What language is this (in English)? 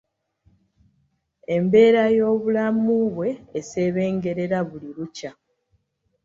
Ganda